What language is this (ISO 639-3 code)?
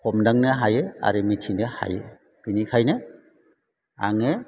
brx